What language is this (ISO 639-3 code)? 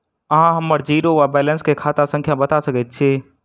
mai